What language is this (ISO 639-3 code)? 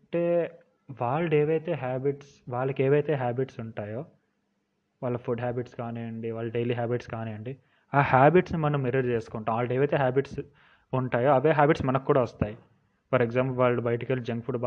tel